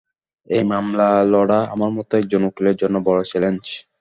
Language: Bangla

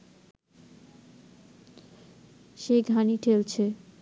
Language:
Bangla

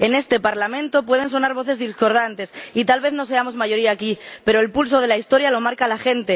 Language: Spanish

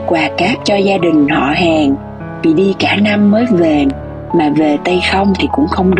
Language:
Vietnamese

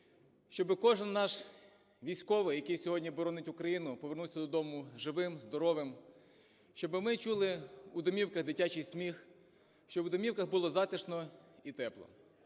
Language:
Ukrainian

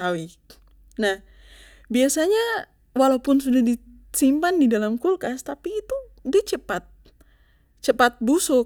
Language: Papuan Malay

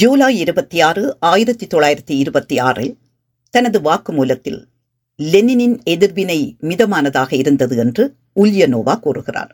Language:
Tamil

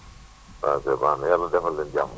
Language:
Wolof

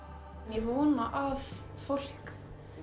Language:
Icelandic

